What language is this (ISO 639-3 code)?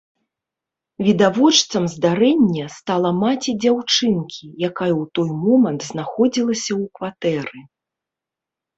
bel